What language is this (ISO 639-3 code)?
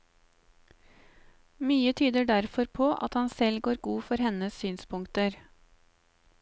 nor